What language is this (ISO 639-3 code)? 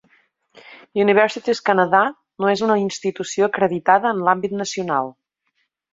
cat